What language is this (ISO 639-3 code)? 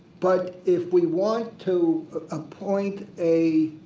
eng